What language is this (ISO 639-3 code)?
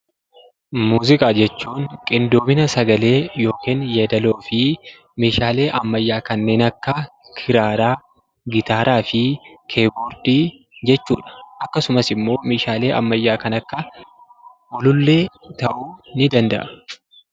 orm